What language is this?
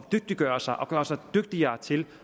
Danish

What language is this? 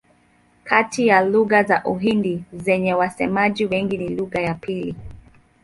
Swahili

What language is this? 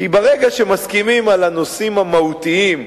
Hebrew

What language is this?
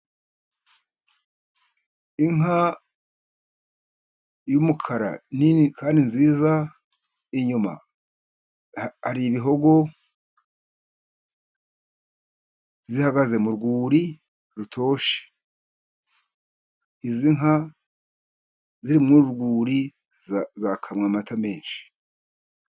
Kinyarwanda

